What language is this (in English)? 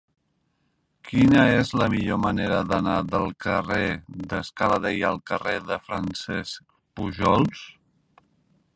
Catalan